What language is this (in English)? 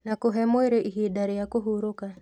Kikuyu